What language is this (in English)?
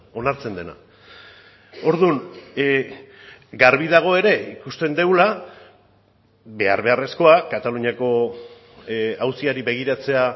Basque